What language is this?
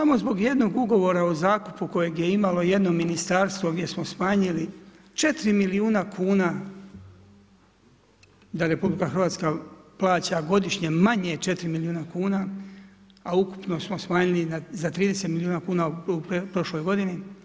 Croatian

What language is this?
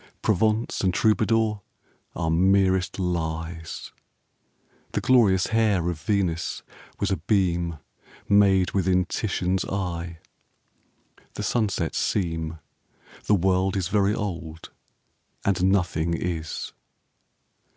English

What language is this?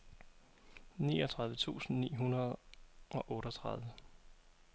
Danish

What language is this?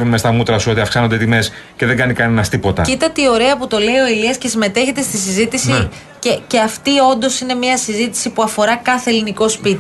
Greek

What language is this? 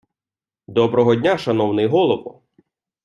Ukrainian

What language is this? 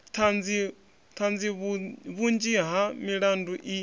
Venda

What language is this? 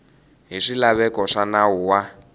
Tsonga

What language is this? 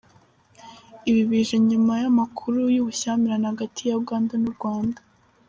Kinyarwanda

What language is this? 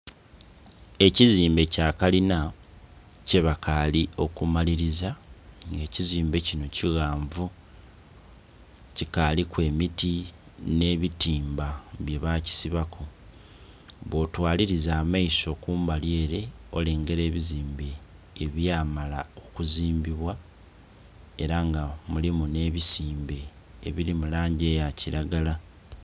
Soga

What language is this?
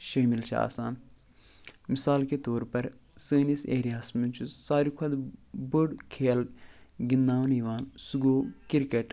Kashmiri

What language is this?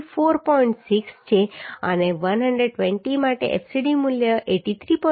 Gujarati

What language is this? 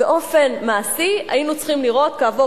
Hebrew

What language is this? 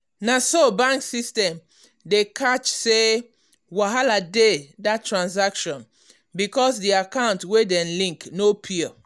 Nigerian Pidgin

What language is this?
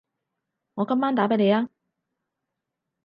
Cantonese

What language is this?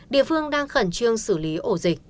Vietnamese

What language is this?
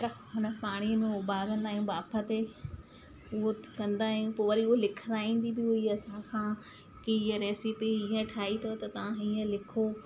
Sindhi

